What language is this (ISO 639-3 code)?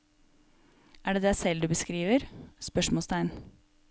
nor